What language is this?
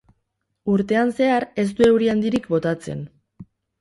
Basque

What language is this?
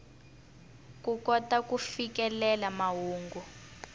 Tsonga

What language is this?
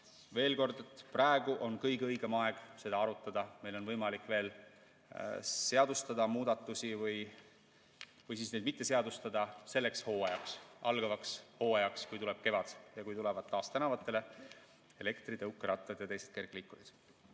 Estonian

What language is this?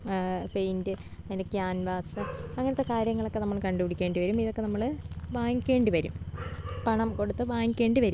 Malayalam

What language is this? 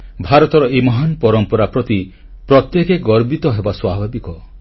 Odia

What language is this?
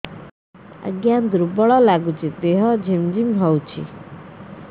Odia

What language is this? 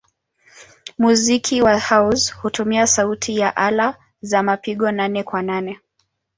Swahili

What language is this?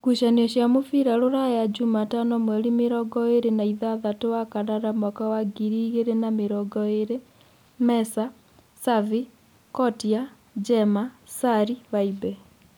Kikuyu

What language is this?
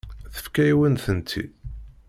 Kabyle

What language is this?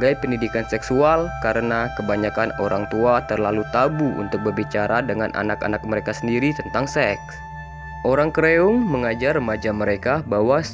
Indonesian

